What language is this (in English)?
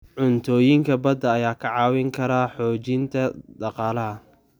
Somali